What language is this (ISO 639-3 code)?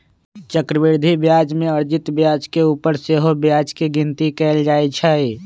mag